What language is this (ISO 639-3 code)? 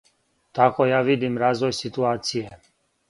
srp